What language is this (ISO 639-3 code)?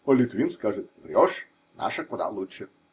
rus